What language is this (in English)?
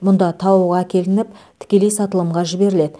Kazakh